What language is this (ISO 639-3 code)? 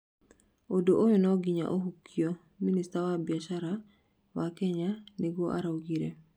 kik